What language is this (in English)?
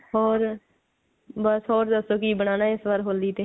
Punjabi